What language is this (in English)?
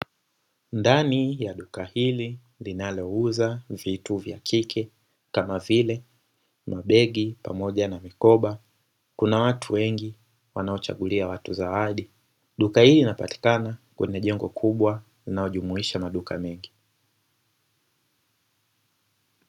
Swahili